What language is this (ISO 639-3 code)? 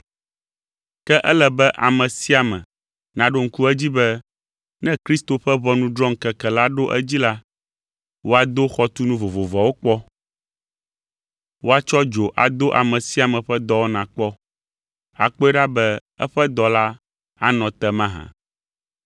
ewe